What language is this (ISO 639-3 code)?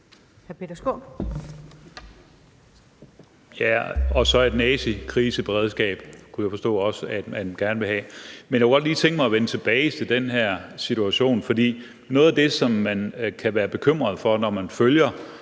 dan